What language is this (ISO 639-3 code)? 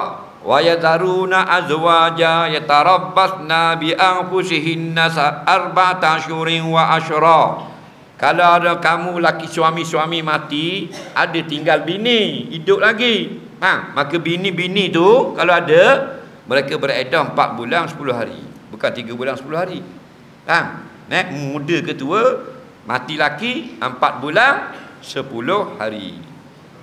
msa